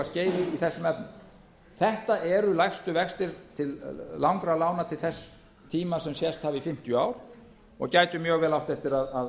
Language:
Icelandic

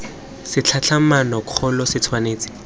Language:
Tswana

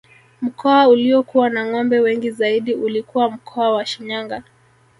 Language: Swahili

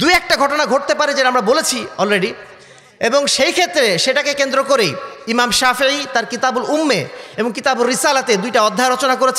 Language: Arabic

